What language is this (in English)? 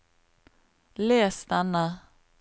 Norwegian